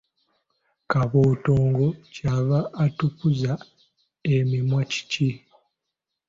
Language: Ganda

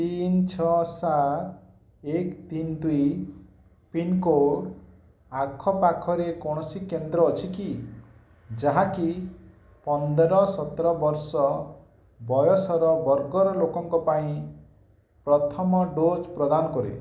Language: Odia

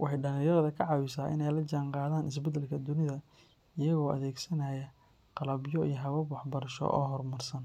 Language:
Somali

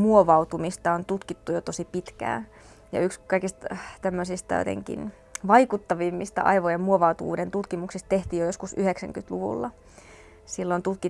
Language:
Finnish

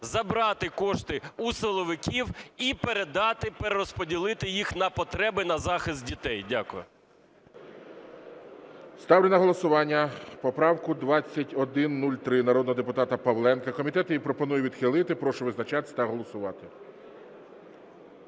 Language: Ukrainian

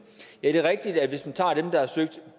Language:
Danish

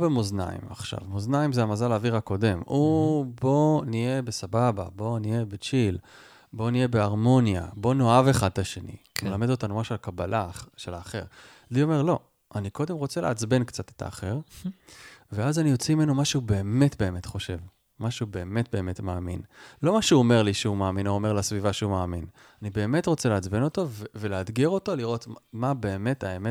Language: Hebrew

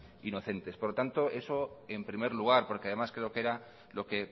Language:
Spanish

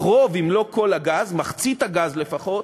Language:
Hebrew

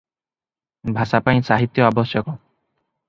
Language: Odia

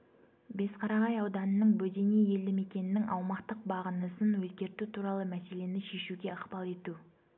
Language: Kazakh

